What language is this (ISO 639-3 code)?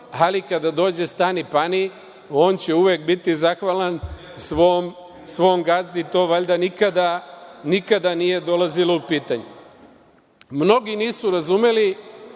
srp